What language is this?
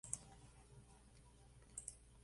Spanish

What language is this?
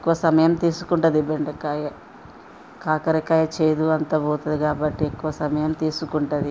Telugu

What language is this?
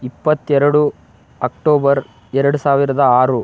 Kannada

